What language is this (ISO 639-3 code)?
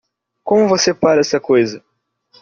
por